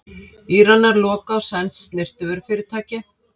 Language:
Icelandic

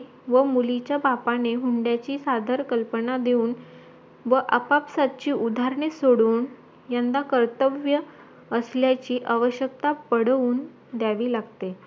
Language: Marathi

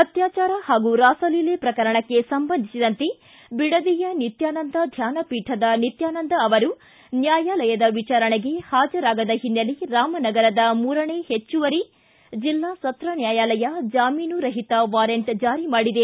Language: Kannada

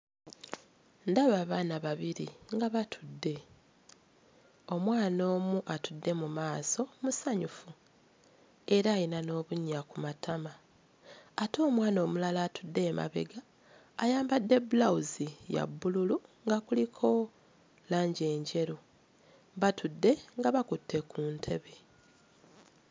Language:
Ganda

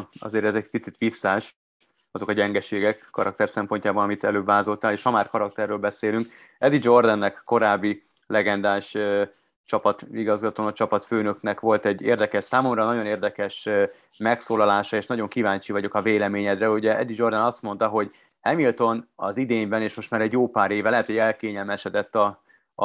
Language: Hungarian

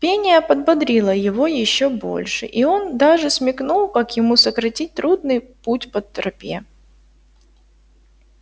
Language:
Russian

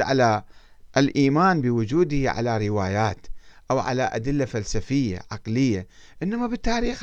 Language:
Arabic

